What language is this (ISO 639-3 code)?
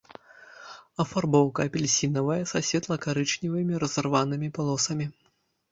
bel